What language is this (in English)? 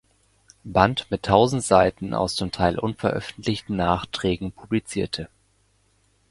German